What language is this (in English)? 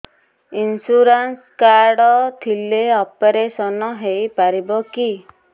Odia